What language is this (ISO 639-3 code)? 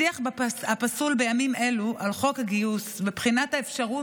heb